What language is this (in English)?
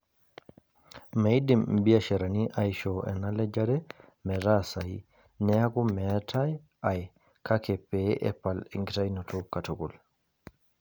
Masai